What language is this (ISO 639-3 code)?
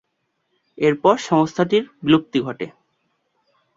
ben